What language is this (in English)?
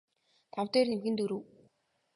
Mongolian